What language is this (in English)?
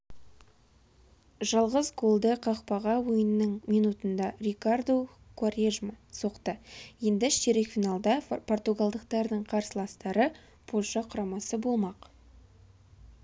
Kazakh